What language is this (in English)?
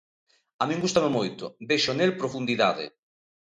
Galician